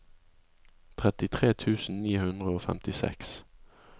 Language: Norwegian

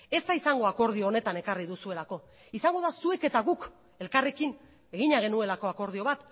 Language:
Basque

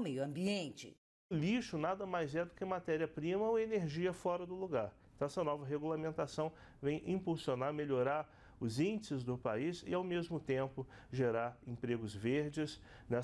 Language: Portuguese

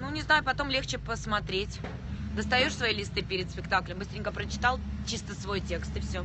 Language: Russian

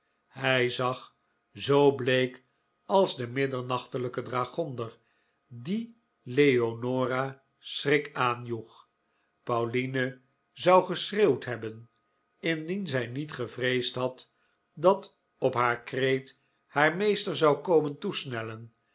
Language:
Dutch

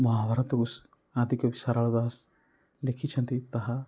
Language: Odia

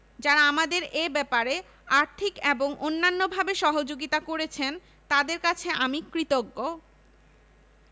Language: Bangla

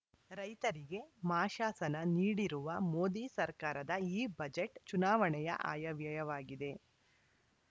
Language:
Kannada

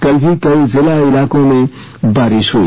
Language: Hindi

